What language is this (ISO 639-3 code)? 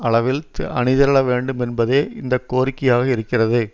tam